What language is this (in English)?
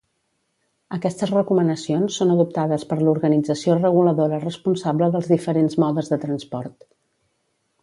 Catalan